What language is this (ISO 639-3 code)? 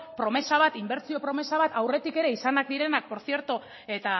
eus